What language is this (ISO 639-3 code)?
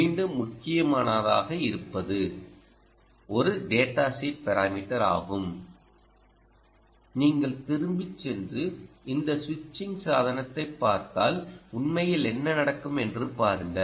tam